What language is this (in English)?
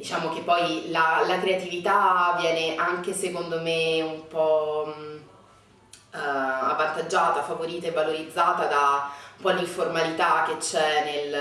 Italian